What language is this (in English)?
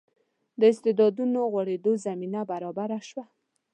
Pashto